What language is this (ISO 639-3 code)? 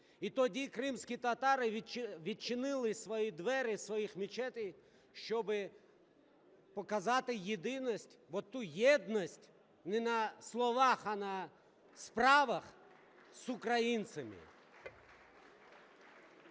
ukr